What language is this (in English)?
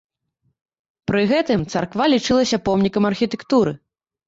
Belarusian